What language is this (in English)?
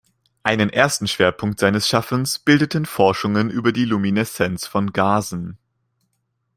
German